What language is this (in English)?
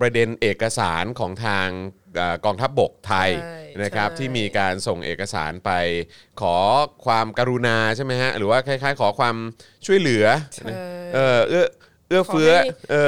Thai